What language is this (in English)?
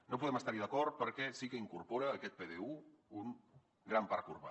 Catalan